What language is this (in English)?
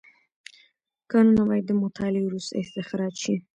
Pashto